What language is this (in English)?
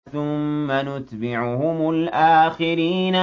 Arabic